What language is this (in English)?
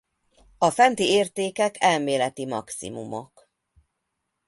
Hungarian